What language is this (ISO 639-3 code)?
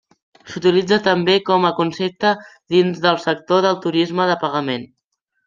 cat